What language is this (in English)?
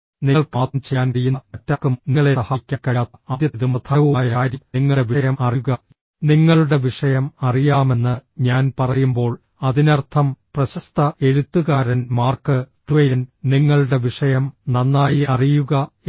Malayalam